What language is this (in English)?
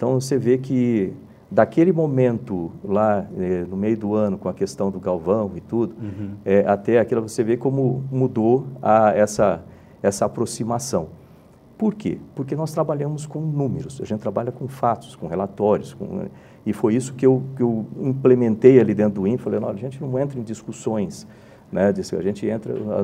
Portuguese